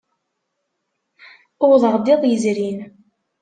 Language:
Kabyle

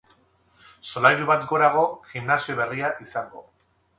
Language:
Basque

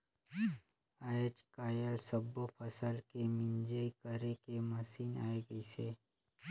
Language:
Chhattisgarhi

